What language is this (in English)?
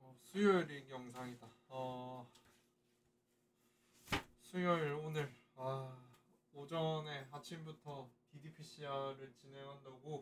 Korean